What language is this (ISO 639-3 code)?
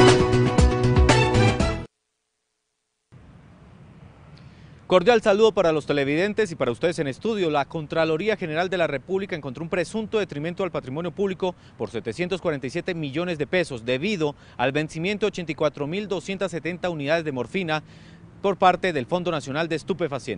spa